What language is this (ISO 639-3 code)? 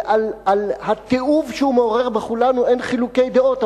heb